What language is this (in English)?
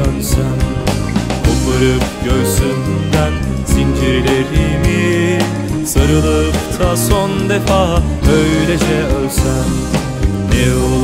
Turkish